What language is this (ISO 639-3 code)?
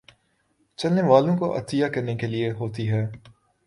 urd